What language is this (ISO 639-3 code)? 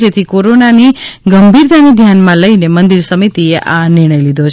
guj